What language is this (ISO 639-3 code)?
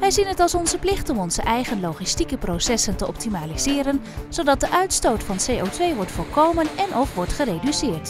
nld